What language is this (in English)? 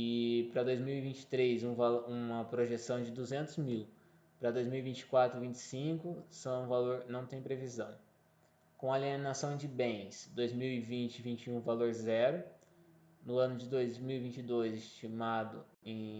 Portuguese